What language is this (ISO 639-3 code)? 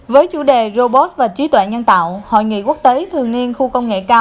vie